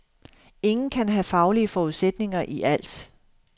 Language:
Danish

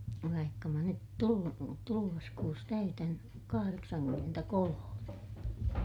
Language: Finnish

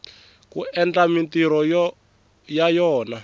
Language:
Tsonga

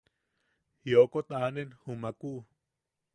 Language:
Yaqui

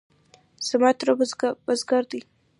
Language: Pashto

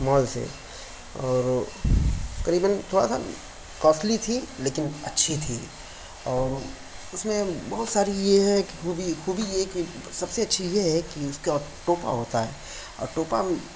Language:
Urdu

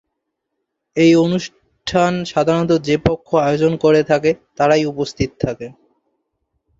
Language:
Bangla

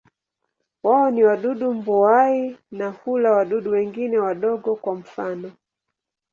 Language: Swahili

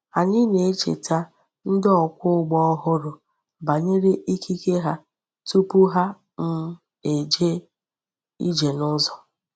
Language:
Igbo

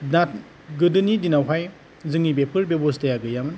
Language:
Bodo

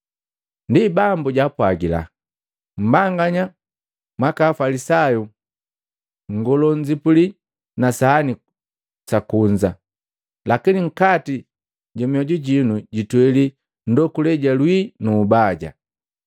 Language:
Matengo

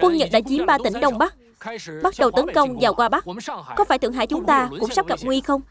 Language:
Vietnamese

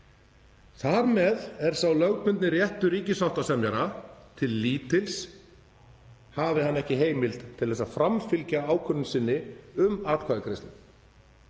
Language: Icelandic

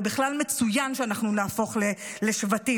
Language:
Hebrew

